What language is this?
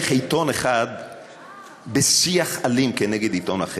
Hebrew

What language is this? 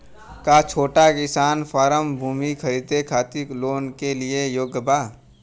Bhojpuri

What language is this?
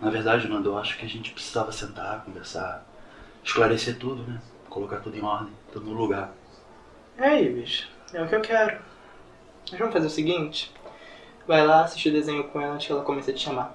Portuguese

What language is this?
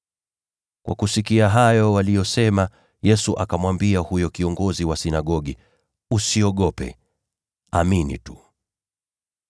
Swahili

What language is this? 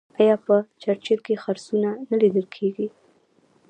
Pashto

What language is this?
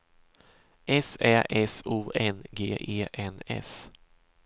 Swedish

